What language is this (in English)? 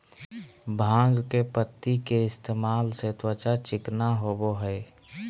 Magahi